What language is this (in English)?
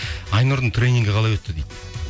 Kazakh